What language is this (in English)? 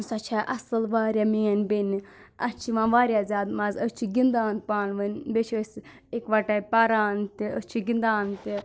Kashmiri